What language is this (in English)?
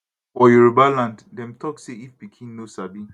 Nigerian Pidgin